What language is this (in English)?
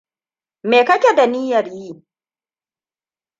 Hausa